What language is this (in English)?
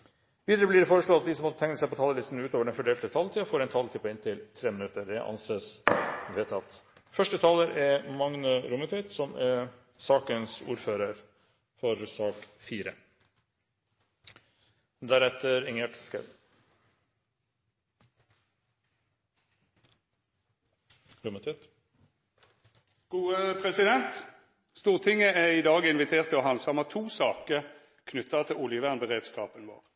Norwegian